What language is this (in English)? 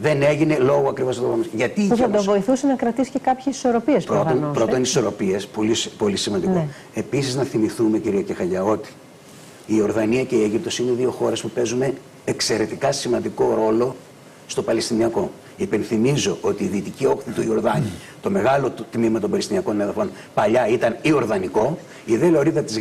Greek